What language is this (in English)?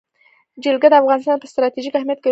Pashto